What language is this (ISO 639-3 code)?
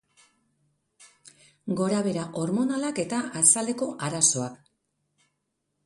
eus